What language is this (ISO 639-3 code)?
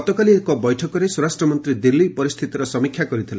ori